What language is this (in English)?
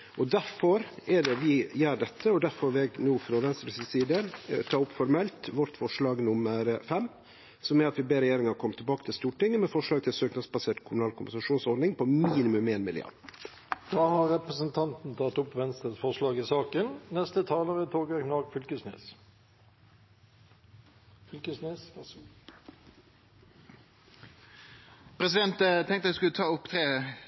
Norwegian Nynorsk